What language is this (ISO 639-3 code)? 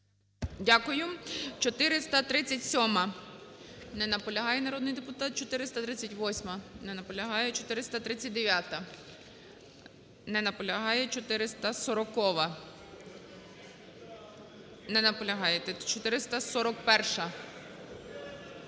ukr